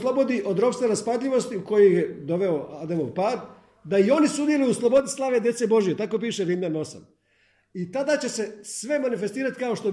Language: Croatian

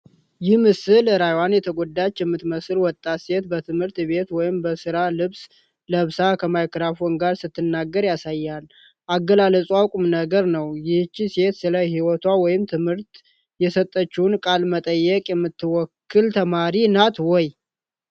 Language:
Amharic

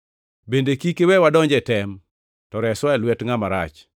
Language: Luo (Kenya and Tanzania)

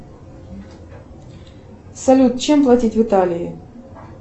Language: Russian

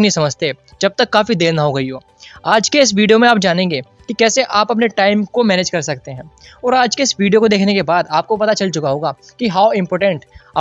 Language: Hindi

